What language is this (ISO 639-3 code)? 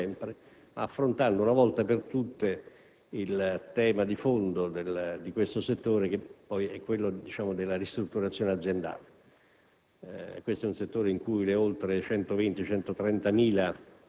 ita